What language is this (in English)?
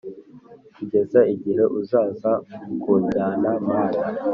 Kinyarwanda